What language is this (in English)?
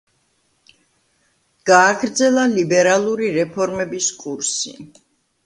Georgian